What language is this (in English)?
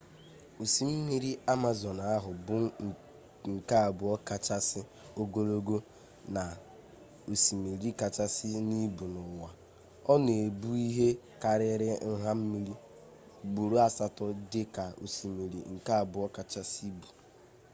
Igbo